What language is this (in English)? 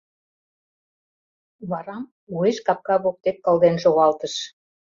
Mari